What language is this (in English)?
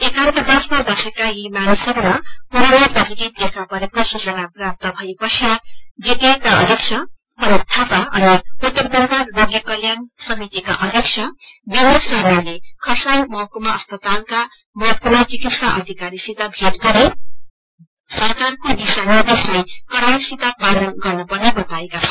Nepali